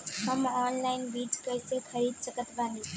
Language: Bhojpuri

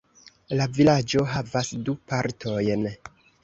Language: Esperanto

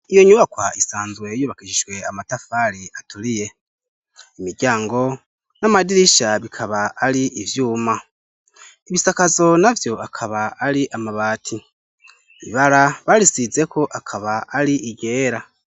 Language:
Rundi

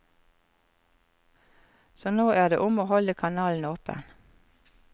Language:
Norwegian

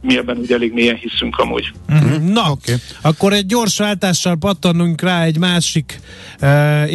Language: Hungarian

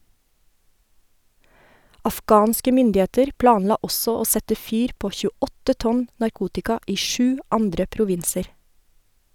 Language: Norwegian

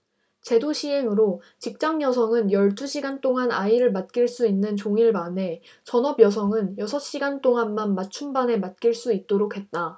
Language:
Korean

